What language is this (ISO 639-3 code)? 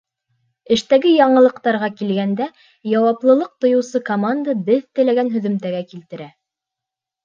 bak